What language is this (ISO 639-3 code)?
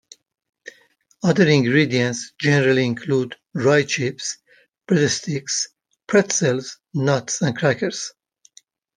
eng